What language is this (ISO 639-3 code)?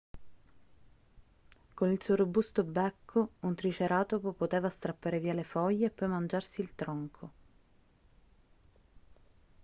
ita